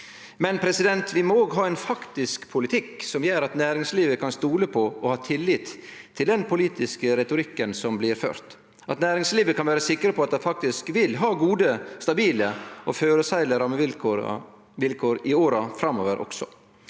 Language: Norwegian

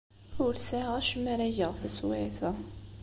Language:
Kabyle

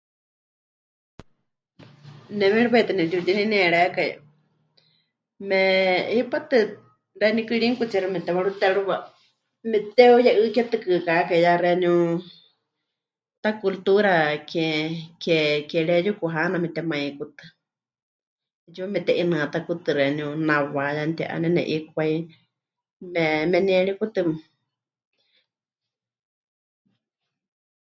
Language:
Huichol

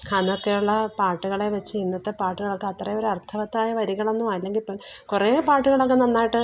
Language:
Malayalam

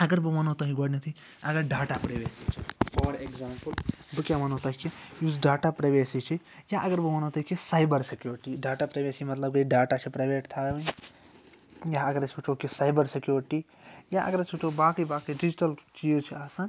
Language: Kashmiri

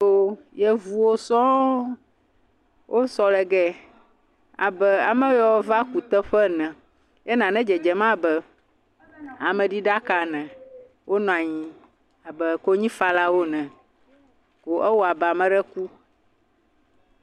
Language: Ewe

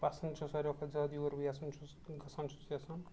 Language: Kashmiri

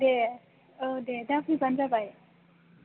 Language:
Bodo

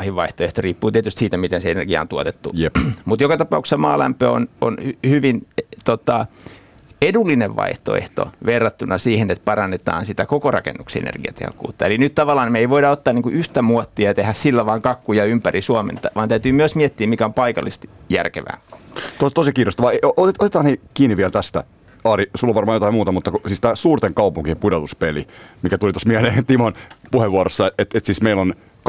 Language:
Finnish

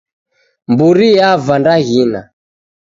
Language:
Taita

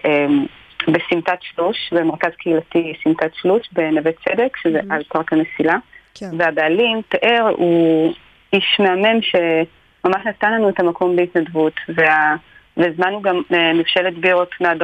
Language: Hebrew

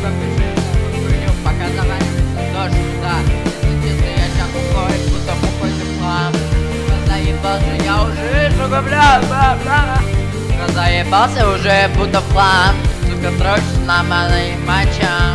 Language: Russian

